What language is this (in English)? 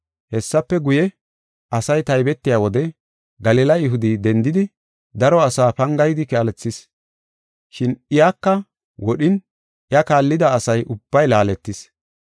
Gofa